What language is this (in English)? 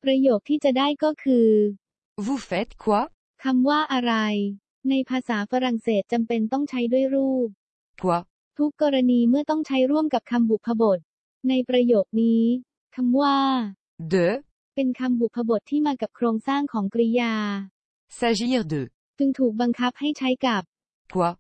Thai